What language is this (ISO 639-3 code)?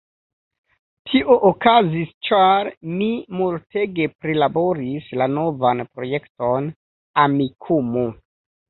epo